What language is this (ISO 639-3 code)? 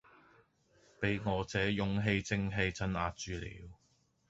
yue